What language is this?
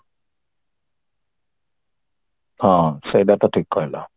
Odia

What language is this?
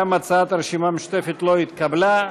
Hebrew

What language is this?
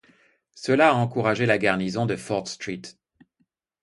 French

